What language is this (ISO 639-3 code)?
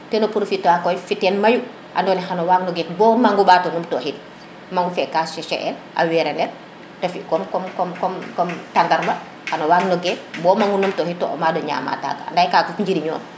srr